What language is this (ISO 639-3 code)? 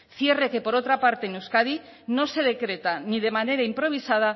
spa